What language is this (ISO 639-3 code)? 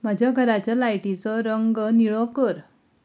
kok